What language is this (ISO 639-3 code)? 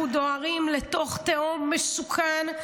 heb